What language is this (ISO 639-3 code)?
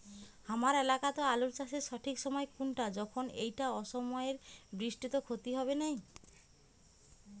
ben